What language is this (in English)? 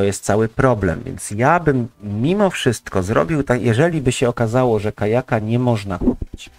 Polish